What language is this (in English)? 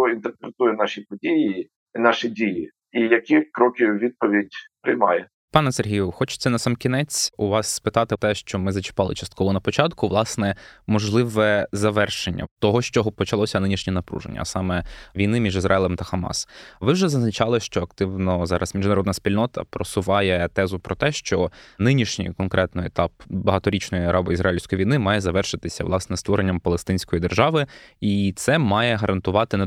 Ukrainian